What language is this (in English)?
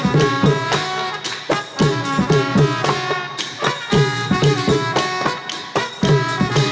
Thai